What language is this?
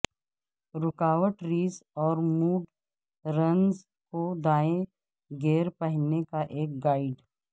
Urdu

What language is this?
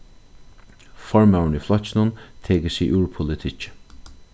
Faroese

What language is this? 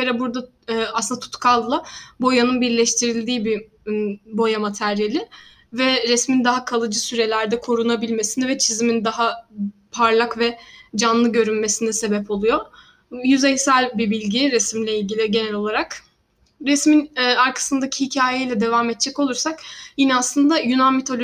Turkish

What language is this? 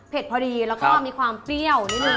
Thai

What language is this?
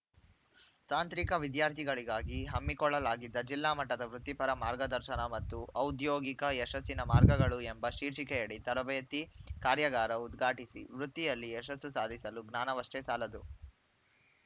Kannada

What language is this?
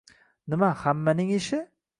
Uzbek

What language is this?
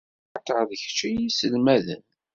Kabyle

